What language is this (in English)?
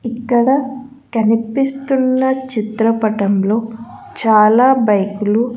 Telugu